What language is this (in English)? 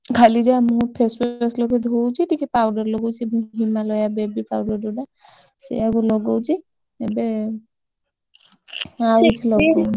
Odia